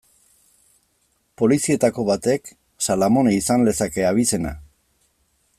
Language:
Basque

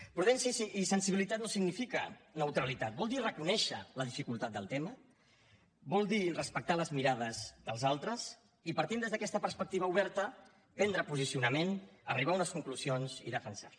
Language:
Catalan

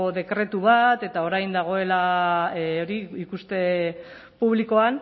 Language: Basque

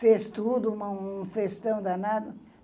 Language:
Portuguese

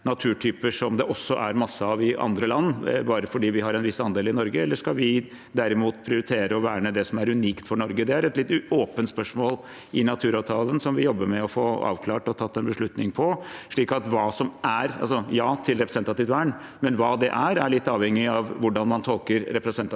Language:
Norwegian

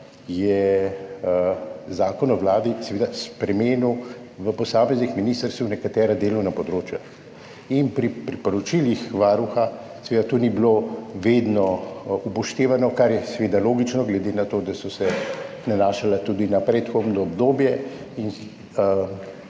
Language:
Slovenian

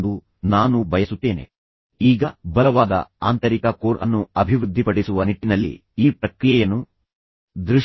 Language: Kannada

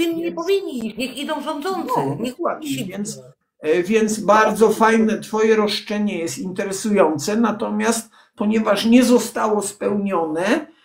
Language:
Polish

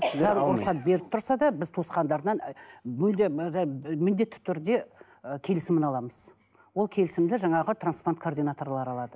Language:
Kazakh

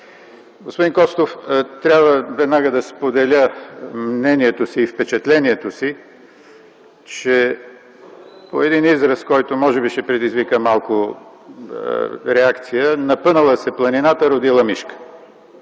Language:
Bulgarian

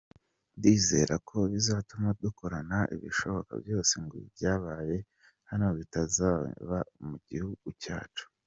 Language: Kinyarwanda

